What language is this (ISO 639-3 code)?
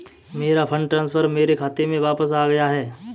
hin